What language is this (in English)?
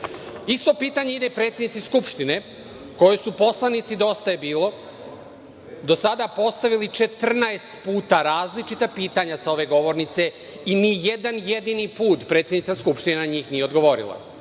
Serbian